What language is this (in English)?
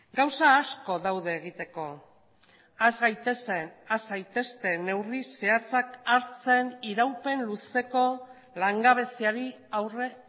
Basque